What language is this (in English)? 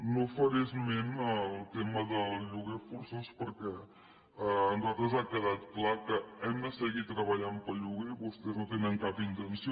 Catalan